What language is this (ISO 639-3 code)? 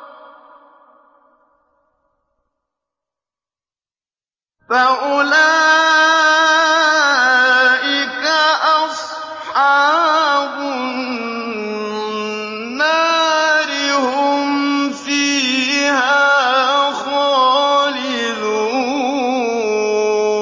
ara